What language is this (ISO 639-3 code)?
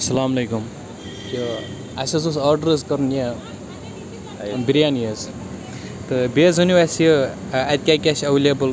kas